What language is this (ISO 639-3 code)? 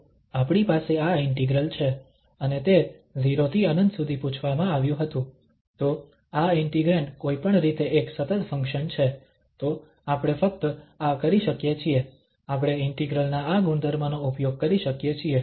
guj